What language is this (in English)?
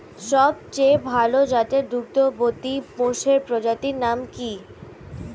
Bangla